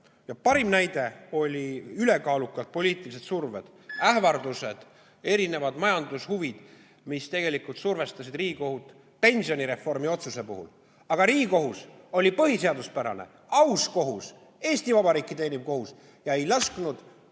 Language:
Estonian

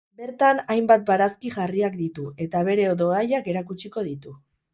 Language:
Basque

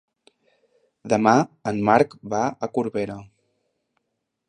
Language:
Catalan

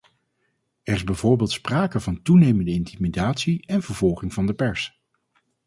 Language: Dutch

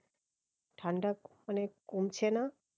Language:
Bangla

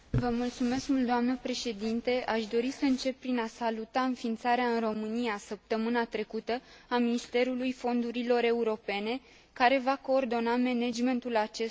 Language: Romanian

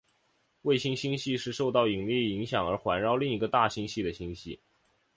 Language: Chinese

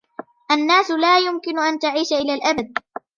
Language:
Arabic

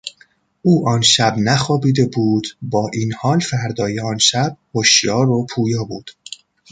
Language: Persian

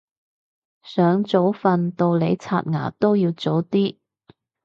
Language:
Cantonese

